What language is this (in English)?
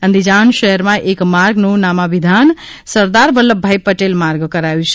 Gujarati